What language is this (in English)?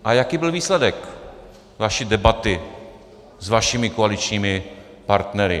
Czech